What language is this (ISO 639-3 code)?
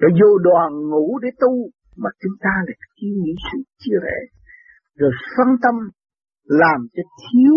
vie